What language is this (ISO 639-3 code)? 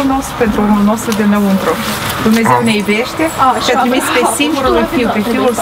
ron